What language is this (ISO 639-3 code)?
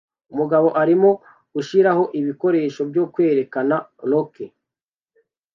kin